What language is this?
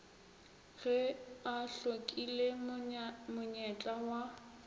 Northern Sotho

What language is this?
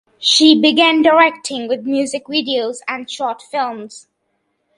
English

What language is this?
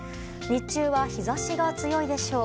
Japanese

